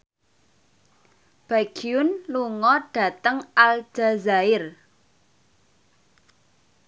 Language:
Javanese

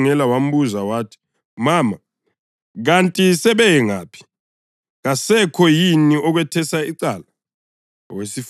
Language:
North Ndebele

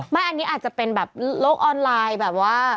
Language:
Thai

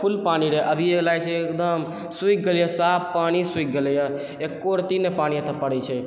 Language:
Maithili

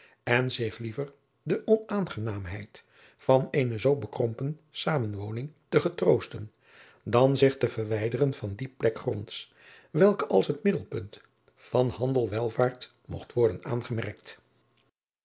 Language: Dutch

